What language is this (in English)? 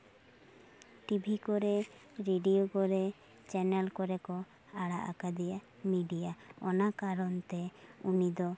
Santali